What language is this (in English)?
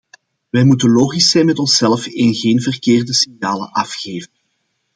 Dutch